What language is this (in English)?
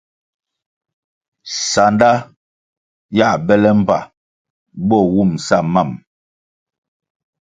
Kwasio